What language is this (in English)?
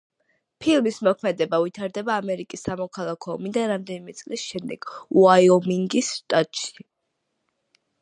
Georgian